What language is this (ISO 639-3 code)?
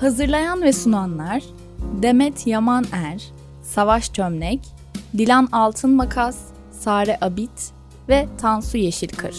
tur